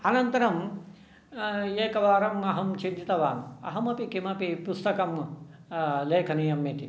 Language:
Sanskrit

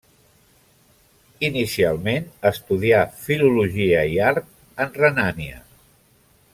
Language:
Catalan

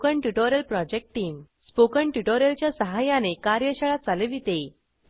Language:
Marathi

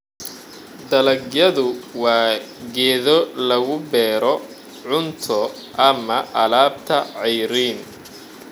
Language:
Somali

